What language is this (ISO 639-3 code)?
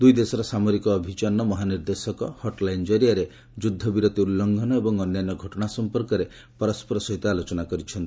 ori